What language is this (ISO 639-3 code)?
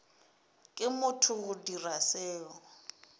nso